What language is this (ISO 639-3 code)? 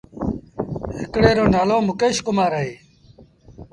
sbn